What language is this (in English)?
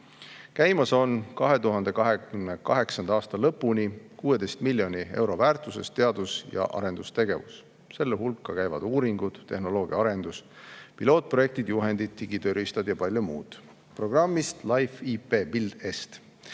Estonian